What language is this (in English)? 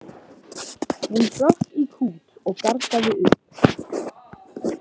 Icelandic